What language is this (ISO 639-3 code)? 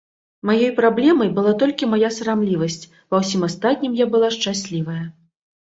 bel